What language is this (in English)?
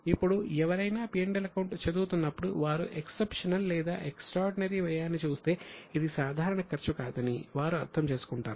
Telugu